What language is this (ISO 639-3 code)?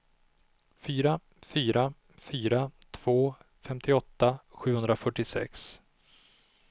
swe